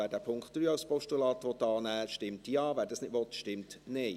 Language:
Swiss German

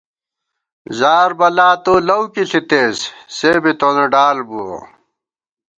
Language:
Gawar-Bati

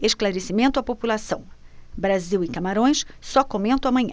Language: Portuguese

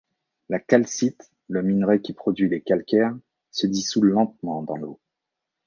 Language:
French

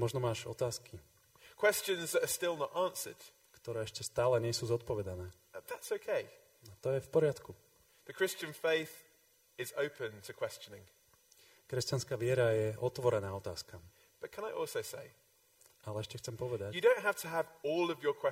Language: Slovak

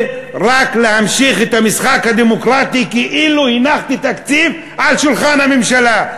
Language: Hebrew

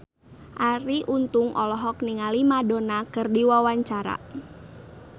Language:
Sundanese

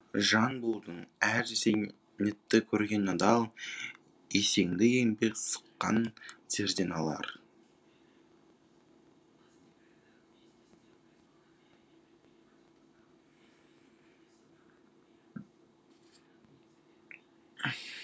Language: Kazakh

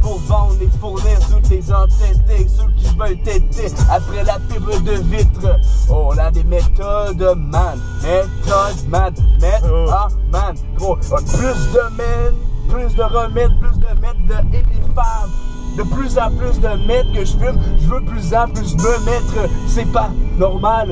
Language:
French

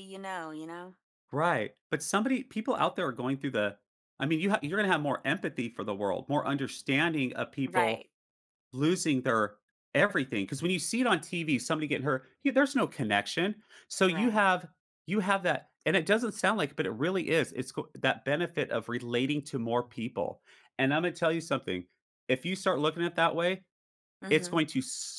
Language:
English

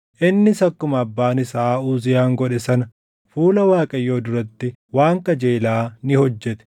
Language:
Oromo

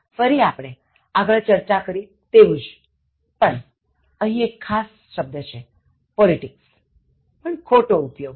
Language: Gujarati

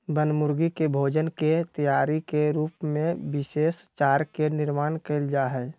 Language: Magahi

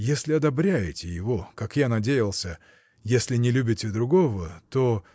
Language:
Russian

